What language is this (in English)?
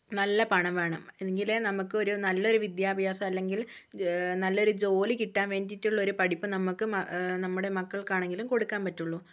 Malayalam